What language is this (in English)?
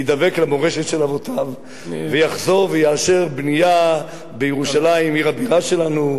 Hebrew